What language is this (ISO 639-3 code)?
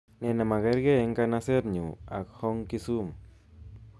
kln